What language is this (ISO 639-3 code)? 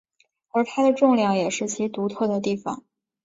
zho